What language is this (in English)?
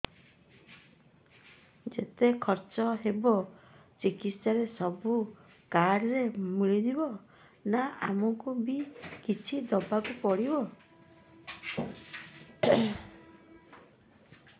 Odia